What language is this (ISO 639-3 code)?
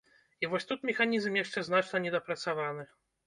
bel